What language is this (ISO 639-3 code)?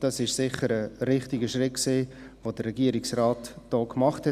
gsw